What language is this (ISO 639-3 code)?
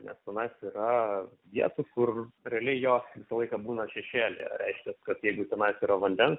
lit